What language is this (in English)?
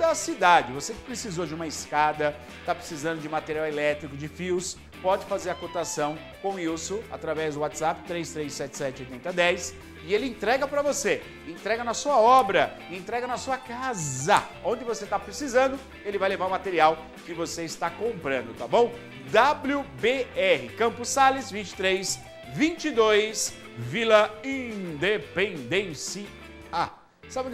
Portuguese